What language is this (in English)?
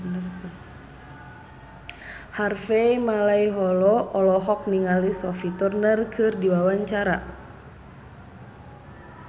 Sundanese